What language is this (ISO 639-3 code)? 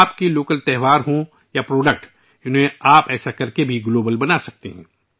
urd